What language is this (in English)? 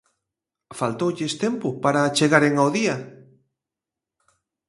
Galician